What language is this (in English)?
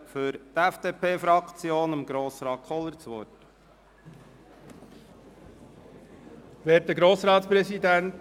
Swiss German